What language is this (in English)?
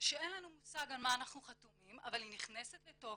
Hebrew